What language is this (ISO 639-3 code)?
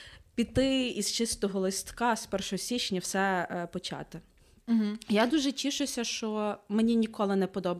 ukr